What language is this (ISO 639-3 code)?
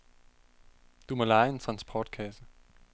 dan